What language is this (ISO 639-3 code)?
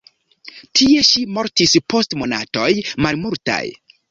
epo